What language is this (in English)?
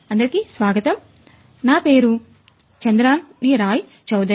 Telugu